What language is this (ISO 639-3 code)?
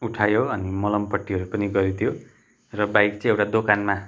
nep